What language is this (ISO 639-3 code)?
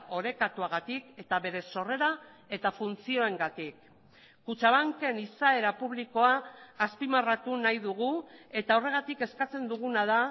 eus